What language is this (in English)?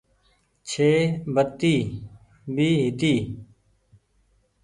Goaria